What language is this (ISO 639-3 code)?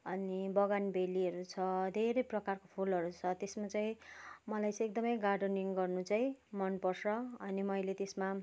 nep